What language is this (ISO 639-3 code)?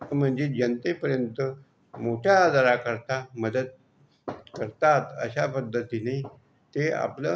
mar